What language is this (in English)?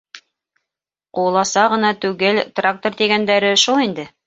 Bashkir